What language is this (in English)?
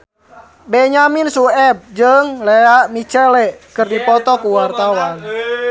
Sundanese